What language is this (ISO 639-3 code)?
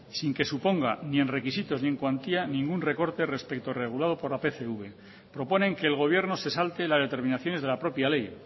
spa